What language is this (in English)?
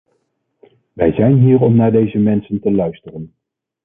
Dutch